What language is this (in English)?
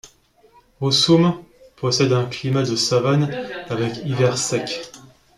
French